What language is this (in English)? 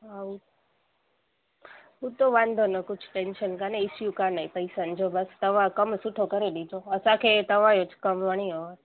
Sindhi